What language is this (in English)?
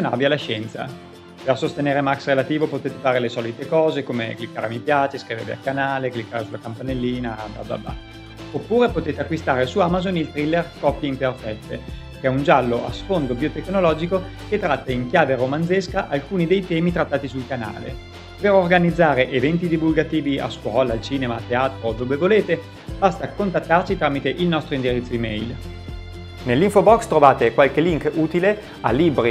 Italian